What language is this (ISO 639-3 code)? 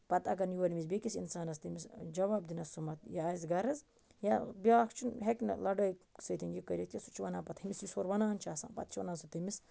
kas